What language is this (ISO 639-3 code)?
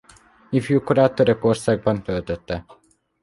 hun